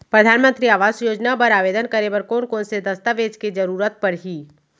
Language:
Chhattisgarhi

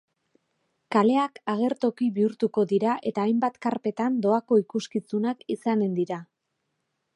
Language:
Basque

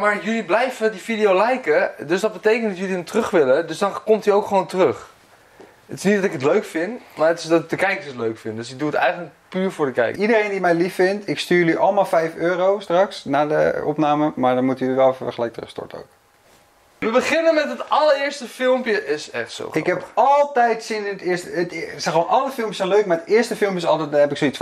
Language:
Dutch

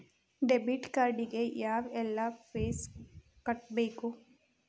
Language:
Kannada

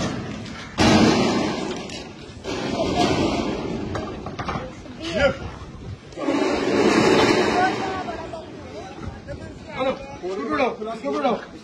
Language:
Hindi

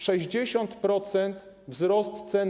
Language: Polish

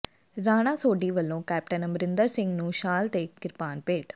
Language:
Punjabi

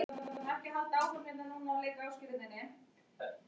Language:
Icelandic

